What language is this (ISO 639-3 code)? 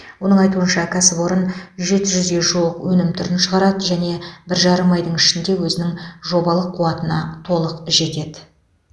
kaz